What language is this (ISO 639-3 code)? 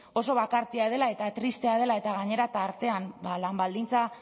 eus